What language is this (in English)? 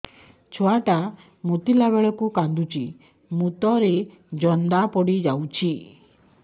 Odia